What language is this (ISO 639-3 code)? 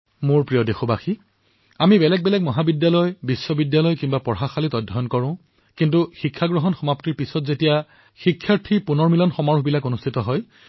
asm